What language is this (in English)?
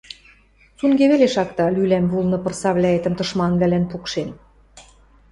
Western Mari